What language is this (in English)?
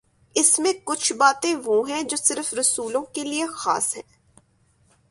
Urdu